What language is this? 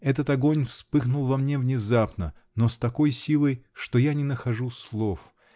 Russian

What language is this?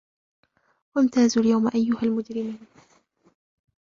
Arabic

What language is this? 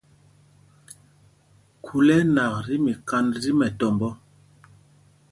Mpumpong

